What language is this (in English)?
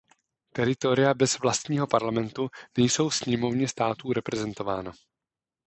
Czech